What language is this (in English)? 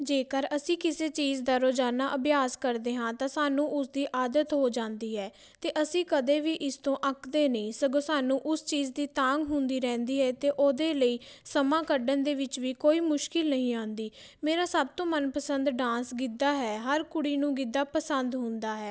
Punjabi